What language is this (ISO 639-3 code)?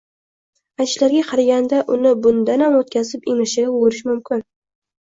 uzb